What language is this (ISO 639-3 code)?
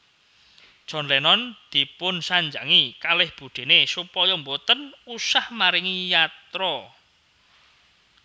jav